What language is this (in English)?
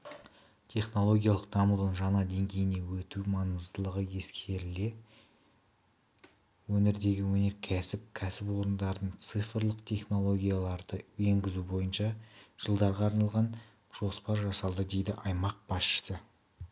Kazakh